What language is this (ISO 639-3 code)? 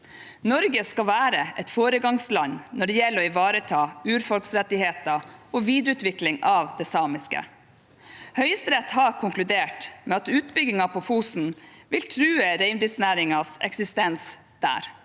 nor